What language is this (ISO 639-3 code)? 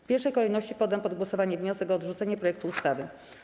pol